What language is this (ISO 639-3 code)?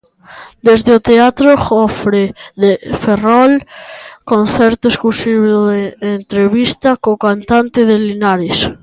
glg